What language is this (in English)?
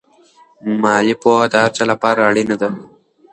Pashto